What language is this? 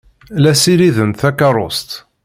Kabyle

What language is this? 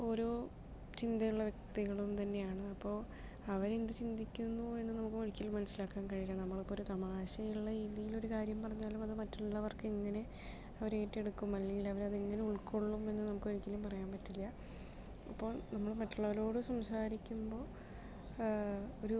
Malayalam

